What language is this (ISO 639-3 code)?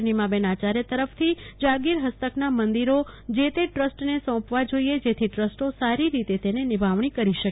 guj